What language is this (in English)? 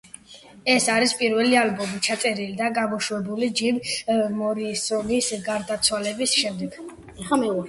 Georgian